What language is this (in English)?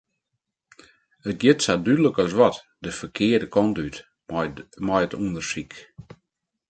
Western Frisian